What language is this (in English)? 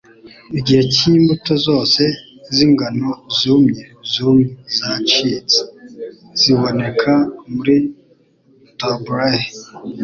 Kinyarwanda